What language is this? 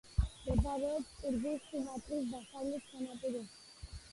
Georgian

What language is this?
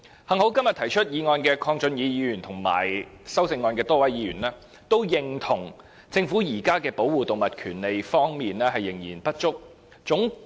Cantonese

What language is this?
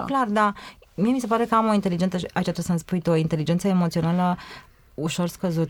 Romanian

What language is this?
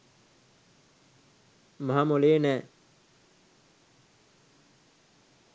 Sinhala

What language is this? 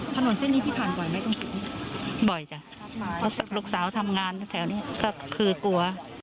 Thai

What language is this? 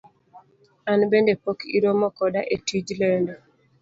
Luo (Kenya and Tanzania)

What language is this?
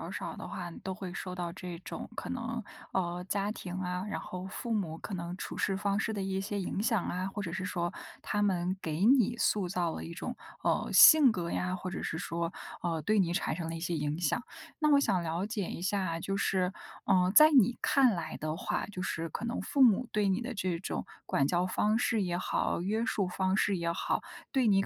Chinese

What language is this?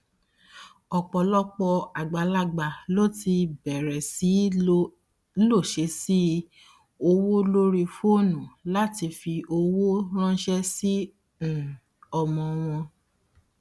Yoruba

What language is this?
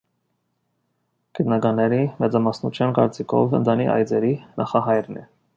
Armenian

